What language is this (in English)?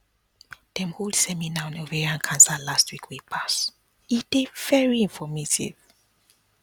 Nigerian Pidgin